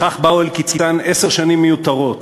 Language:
Hebrew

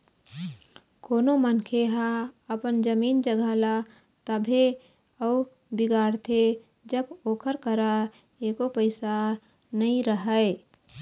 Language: Chhattisgarhi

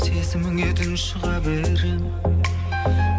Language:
Kazakh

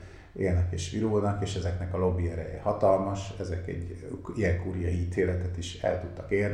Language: Hungarian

